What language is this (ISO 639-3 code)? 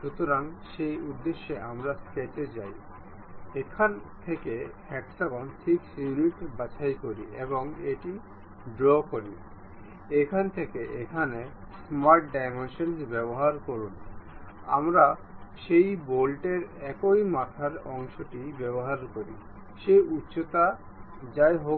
ben